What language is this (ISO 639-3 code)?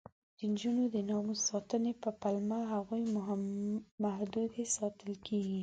pus